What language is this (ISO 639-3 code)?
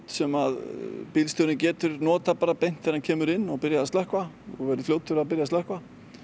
isl